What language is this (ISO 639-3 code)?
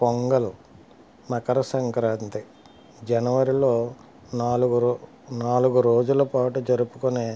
tel